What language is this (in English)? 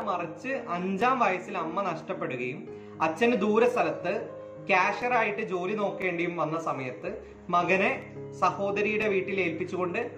Malayalam